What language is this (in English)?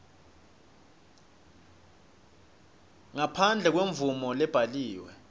Swati